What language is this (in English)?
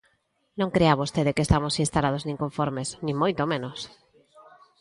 Galician